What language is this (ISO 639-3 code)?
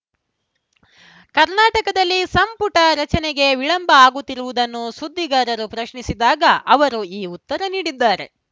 kan